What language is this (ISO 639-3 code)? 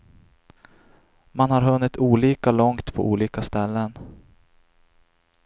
swe